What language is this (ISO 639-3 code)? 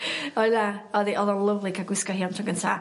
cym